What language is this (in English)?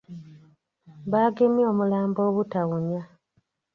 Ganda